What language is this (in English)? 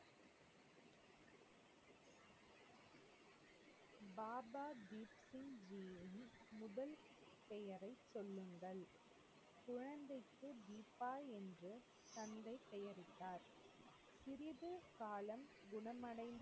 Tamil